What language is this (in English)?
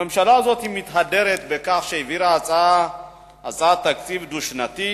Hebrew